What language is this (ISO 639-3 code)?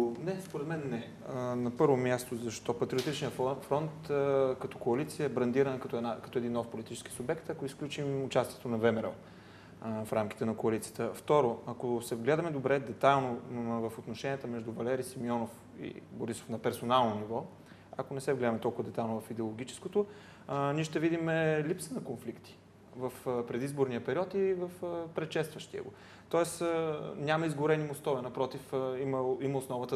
bul